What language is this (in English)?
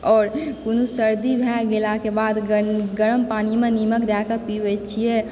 Maithili